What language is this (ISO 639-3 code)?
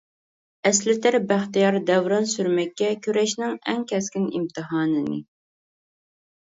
uig